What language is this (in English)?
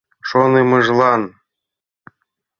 Mari